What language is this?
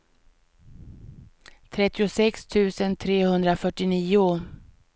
Swedish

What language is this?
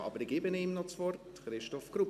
Swiss German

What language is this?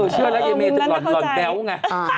Thai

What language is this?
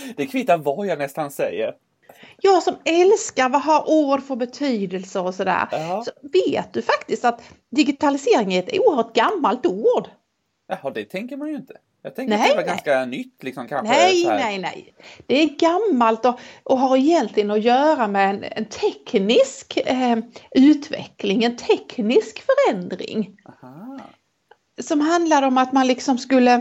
Swedish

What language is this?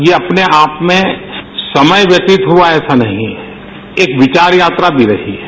Hindi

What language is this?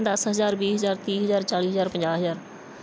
Punjabi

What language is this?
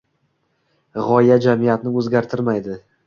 Uzbek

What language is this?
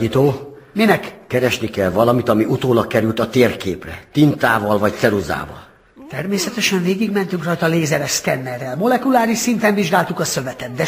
Hungarian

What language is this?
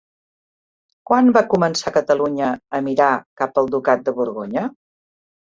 Catalan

